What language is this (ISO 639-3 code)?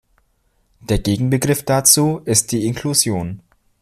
deu